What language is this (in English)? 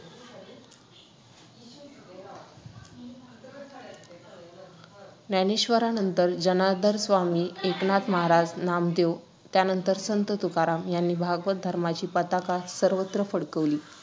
Marathi